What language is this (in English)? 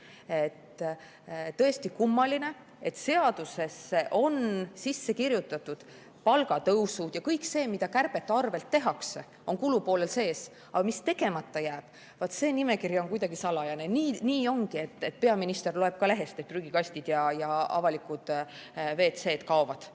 Estonian